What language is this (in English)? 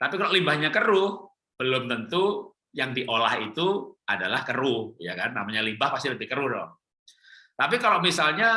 Indonesian